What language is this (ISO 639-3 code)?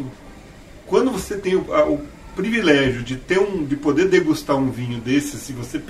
por